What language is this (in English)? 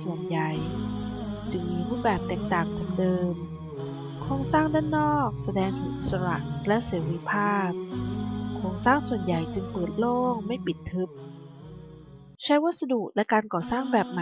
Thai